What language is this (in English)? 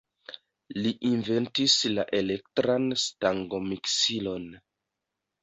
Esperanto